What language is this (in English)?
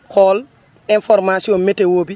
Wolof